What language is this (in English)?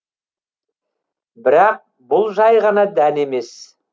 Kazakh